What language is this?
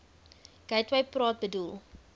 Afrikaans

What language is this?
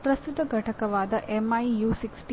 Kannada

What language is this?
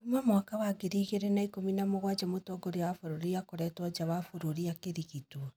Kikuyu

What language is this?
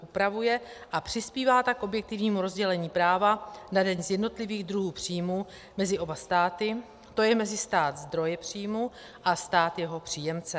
Czech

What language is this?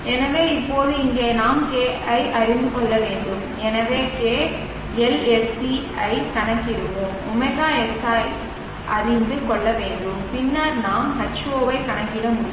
Tamil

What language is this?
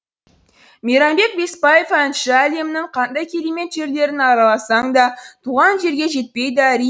Kazakh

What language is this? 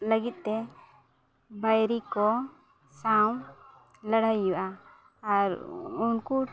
Santali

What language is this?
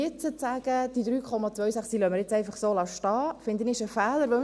Swiss German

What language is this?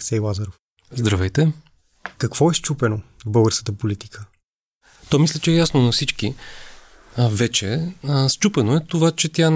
Bulgarian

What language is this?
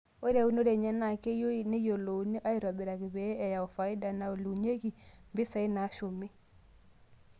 Masai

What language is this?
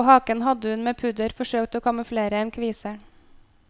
Norwegian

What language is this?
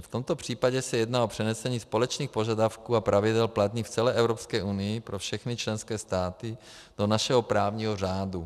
Czech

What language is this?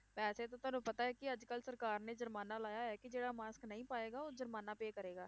Punjabi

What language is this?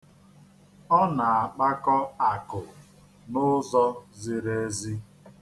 Igbo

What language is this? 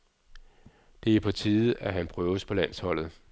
Danish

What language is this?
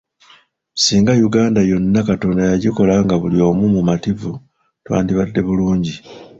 Ganda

